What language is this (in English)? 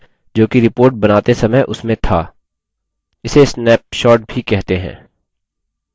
Hindi